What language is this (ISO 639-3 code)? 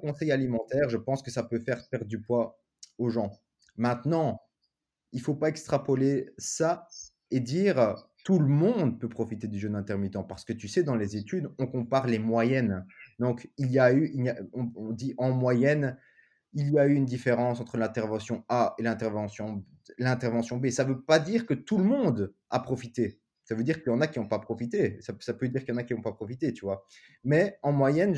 fra